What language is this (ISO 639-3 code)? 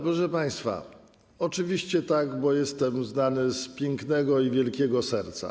pol